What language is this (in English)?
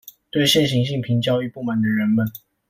Chinese